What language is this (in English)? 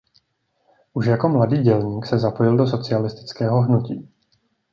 Czech